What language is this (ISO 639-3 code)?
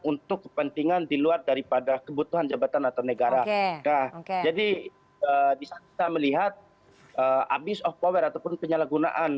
ind